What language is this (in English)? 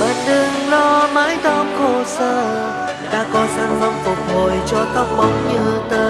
Vietnamese